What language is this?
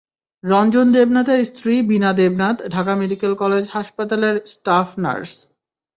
Bangla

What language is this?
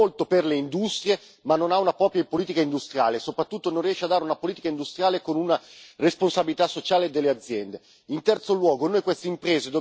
Italian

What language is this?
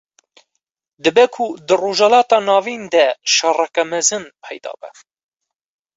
Kurdish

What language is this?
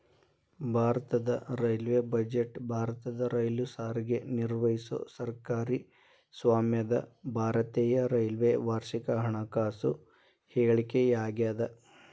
Kannada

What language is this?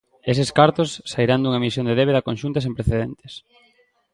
Galician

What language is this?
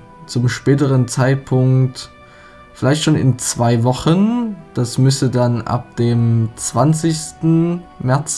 German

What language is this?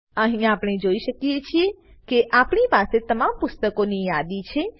Gujarati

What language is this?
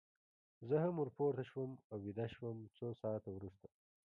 Pashto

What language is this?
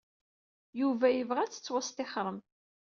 Kabyle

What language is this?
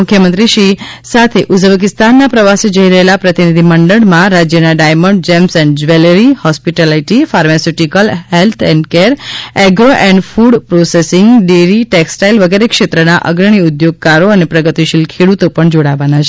Gujarati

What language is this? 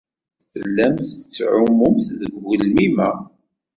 Kabyle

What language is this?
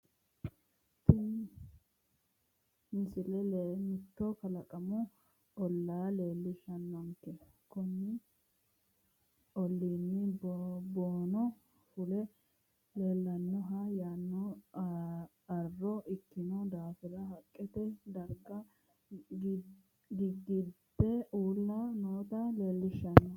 Sidamo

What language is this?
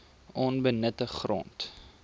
Afrikaans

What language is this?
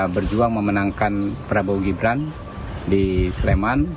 Indonesian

